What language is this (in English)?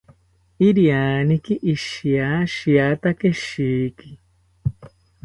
South Ucayali Ashéninka